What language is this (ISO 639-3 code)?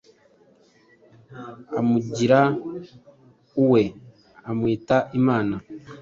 kin